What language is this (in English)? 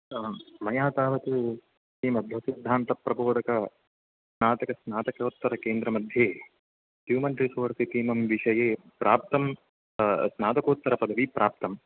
Sanskrit